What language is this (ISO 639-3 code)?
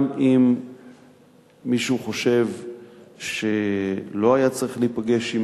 heb